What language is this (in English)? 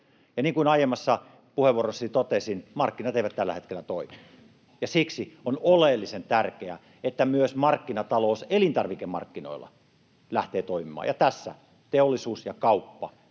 Finnish